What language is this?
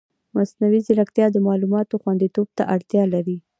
Pashto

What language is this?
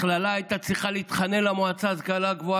Hebrew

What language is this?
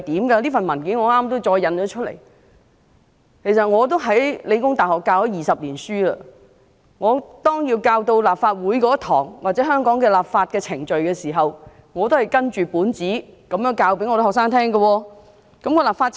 Cantonese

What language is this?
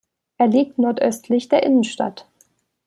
German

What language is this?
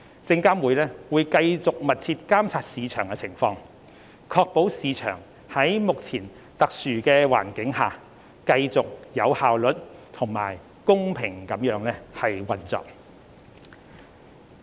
Cantonese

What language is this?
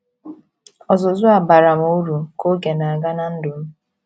Igbo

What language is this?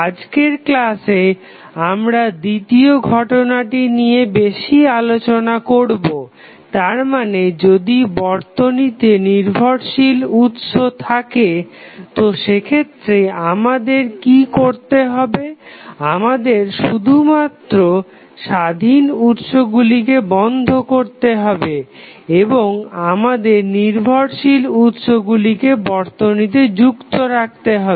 Bangla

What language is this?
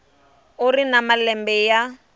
Tsonga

